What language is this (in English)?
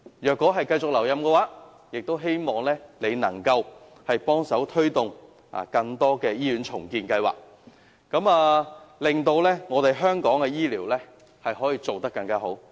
Cantonese